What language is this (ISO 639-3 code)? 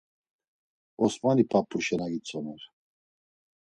lzz